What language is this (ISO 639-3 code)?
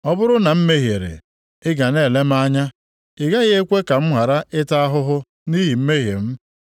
ibo